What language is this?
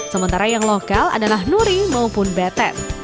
Indonesian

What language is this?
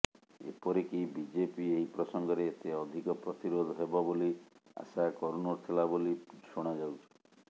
Odia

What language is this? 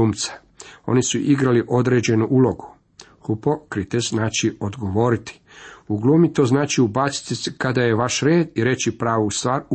Croatian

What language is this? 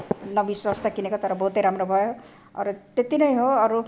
Nepali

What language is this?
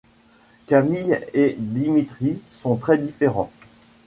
French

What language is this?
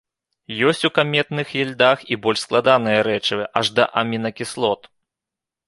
Belarusian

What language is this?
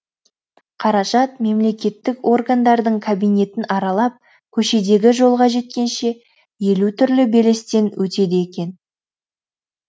Kazakh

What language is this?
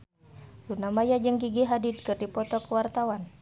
Sundanese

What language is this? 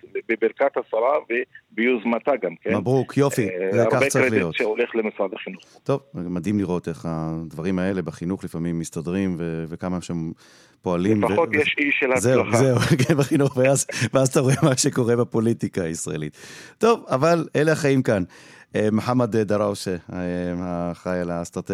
Hebrew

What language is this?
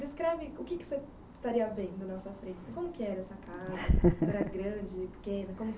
Portuguese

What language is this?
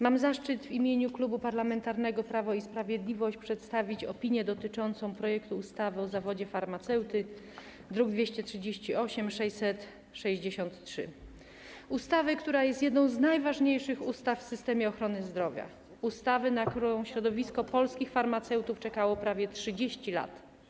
Polish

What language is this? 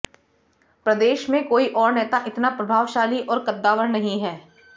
Hindi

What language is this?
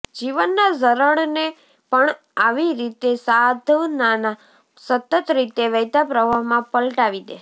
Gujarati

